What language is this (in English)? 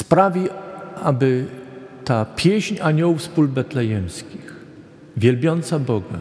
Polish